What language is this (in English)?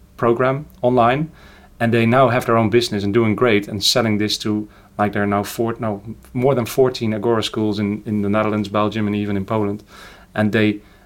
English